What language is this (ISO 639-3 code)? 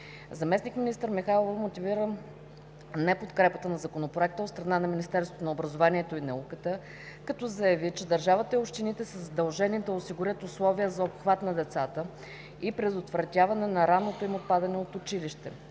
bul